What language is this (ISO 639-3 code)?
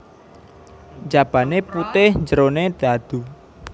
jav